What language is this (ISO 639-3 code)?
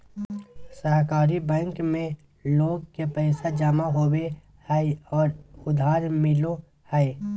mag